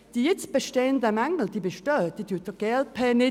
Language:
Swiss German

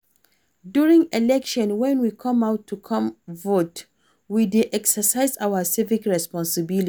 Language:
Nigerian Pidgin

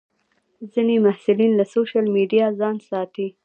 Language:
Pashto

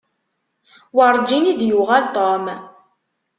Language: Kabyle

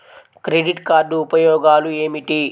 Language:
Telugu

